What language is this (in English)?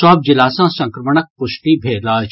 Maithili